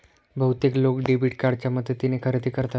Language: Marathi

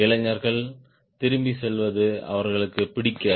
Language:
Tamil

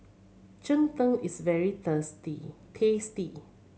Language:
English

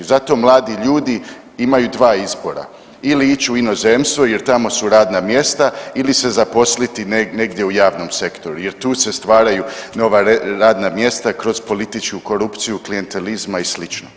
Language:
Croatian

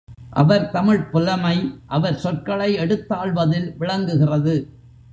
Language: Tamil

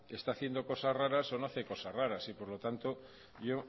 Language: Spanish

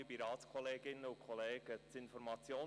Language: Swiss German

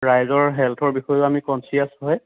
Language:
Assamese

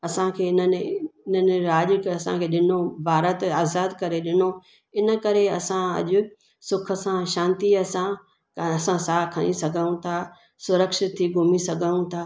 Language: Sindhi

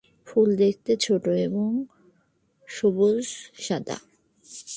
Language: Bangla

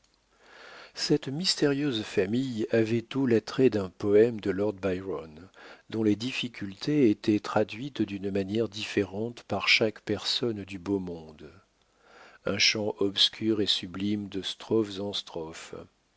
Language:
French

